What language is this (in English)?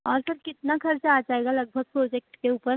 Hindi